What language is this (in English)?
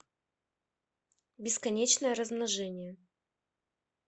Russian